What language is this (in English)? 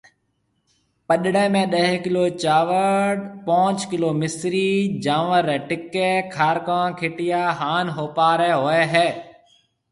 Marwari (Pakistan)